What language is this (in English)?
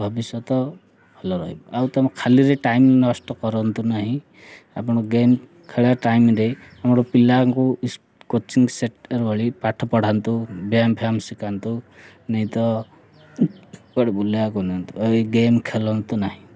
Odia